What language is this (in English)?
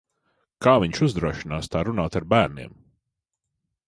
Latvian